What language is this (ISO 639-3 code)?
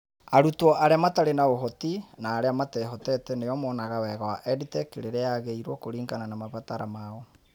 kik